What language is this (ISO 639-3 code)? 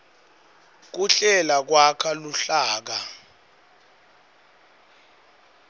ssw